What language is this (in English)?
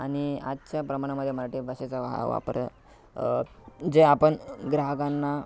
Marathi